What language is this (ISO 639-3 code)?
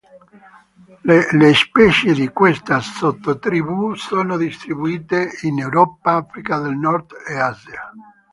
ita